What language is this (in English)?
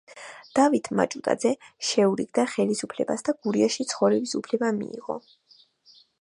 Georgian